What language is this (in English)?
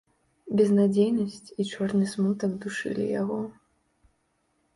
Belarusian